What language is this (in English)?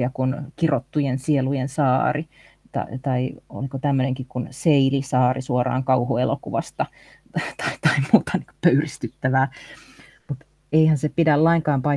Finnish